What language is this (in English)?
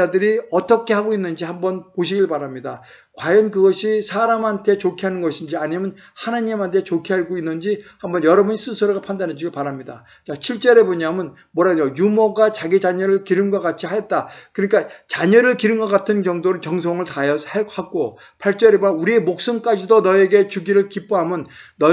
Korean